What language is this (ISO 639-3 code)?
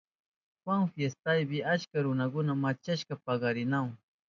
qup